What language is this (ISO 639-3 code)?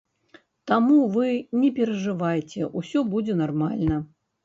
bel